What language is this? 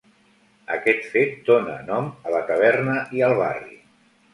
Catalan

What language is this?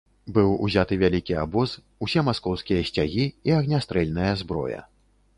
Belarusian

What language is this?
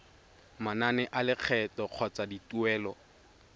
Tswana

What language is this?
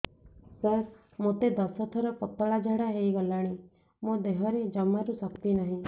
Odia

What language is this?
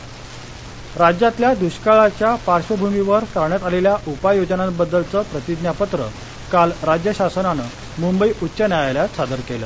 Marathi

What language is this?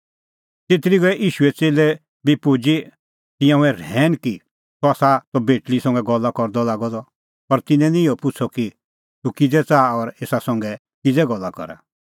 Kullu Pahari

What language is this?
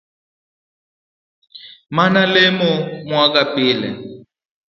Luo (Kenya and Tanzania)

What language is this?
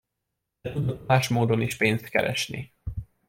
Hungarian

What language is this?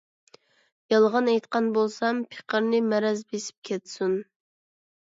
Uyghur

